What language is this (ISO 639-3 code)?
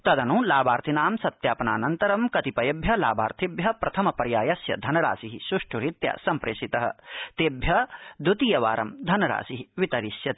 san